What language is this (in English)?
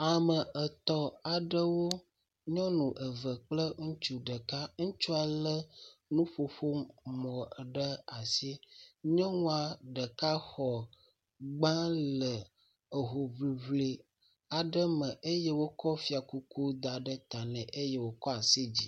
Ewe